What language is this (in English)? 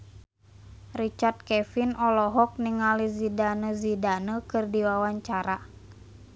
Sundanese